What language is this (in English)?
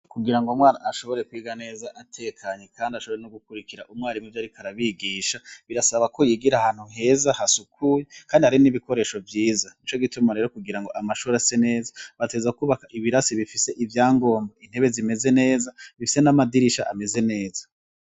Rundi